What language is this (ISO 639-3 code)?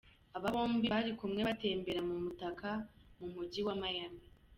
kin